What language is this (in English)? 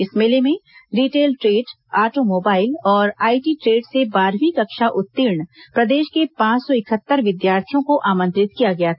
Hindi